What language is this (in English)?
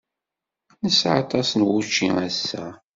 Kabyle